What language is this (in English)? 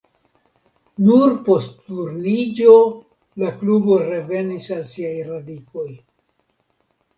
Esperanto